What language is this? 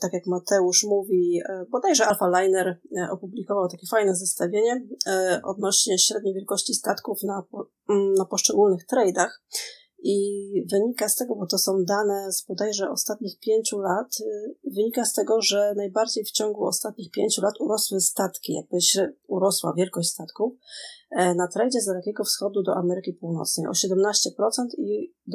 Polish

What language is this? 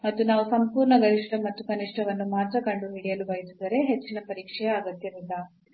Kannada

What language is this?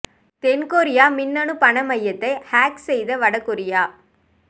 Tamil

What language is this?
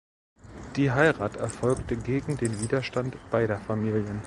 German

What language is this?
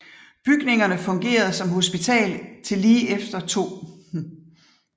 Danish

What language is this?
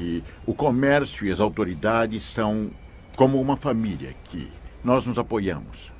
Portuguese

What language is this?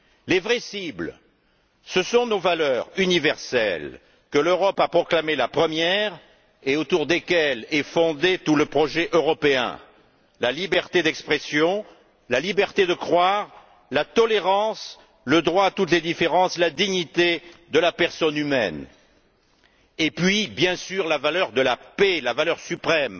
French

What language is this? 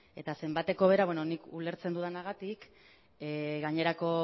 Basque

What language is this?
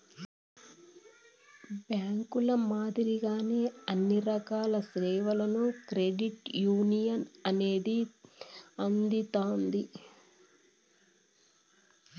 Telugu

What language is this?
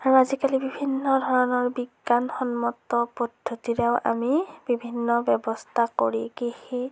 Assamese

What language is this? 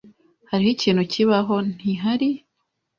Kinyarwanda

